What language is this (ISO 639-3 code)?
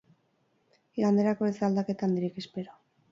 eus